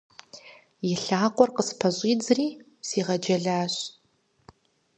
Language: Kabardian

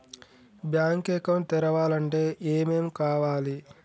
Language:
Telugu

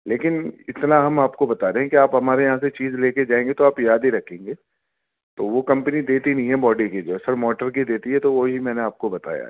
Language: Urdu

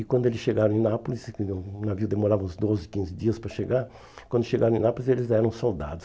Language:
Portuguese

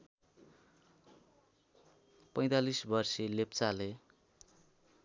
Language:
Nepali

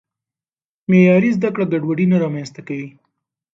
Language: Pashto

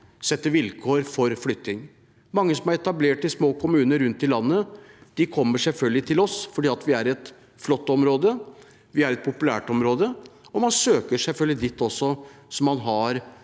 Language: Norwegian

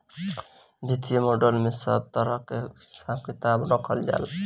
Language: Bhojpuri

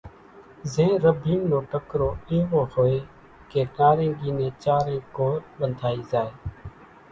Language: Kachi Koli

